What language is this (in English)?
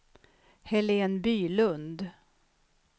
Swedish